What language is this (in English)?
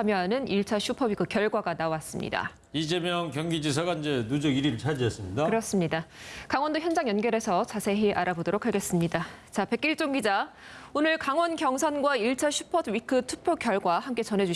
Korean